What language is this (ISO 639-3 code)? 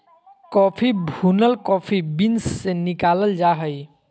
mag